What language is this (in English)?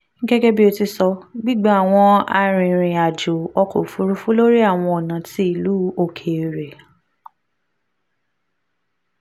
Yoruba